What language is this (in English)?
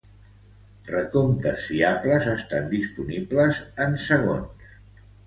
Catalan